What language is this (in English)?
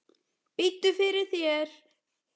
Icelandic